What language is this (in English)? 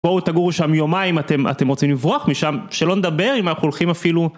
Hebrew